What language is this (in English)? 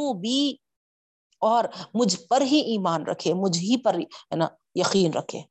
Urdu